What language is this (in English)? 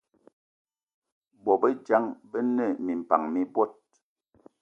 Eton (Cameroon)